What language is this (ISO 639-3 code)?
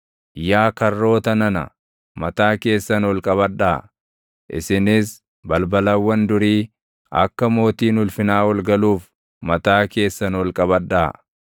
orm